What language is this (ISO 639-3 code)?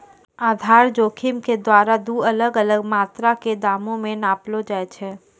mai